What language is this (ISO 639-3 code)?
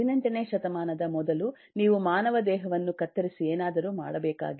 kan